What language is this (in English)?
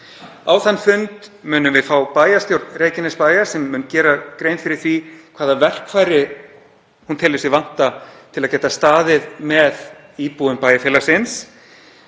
Icelandic